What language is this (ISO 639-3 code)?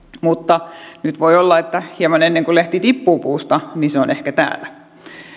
fin